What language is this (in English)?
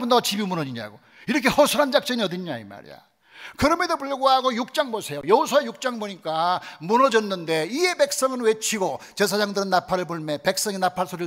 Korean